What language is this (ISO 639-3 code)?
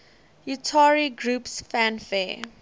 eng